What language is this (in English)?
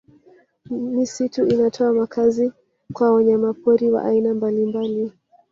Swahili